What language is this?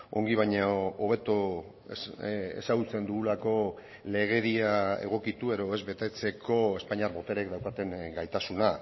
Basque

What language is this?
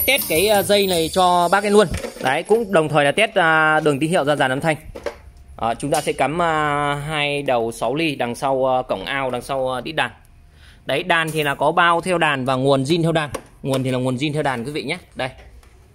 Vietnamese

